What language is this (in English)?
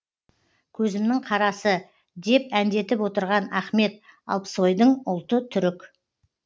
Kazakh